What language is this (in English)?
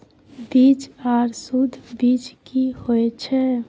Maithili